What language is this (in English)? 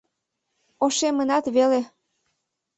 Mari